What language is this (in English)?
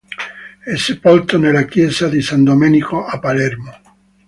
Italian